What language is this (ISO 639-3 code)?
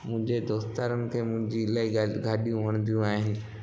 snd